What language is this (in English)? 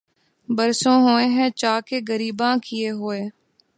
Urdu